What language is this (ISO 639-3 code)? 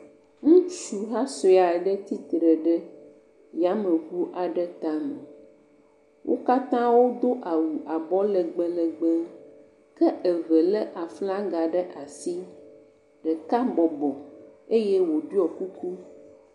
ewe